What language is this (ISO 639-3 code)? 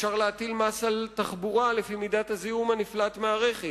heb